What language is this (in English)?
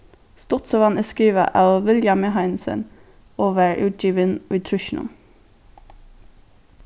Faroese